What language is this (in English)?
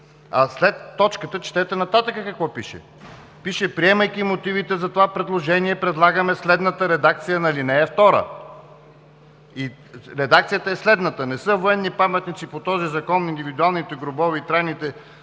Bulgarian